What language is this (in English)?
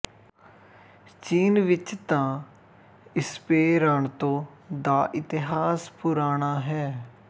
Punjabi